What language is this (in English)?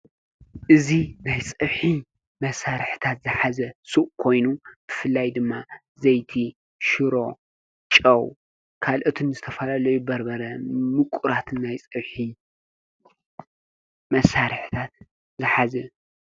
Tigrinya